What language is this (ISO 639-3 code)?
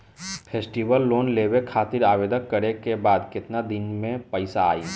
bho